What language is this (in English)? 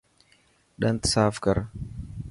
Dhatki